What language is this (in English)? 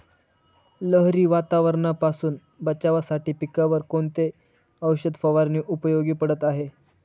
Marathi